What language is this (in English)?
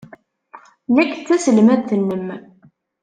Kabyle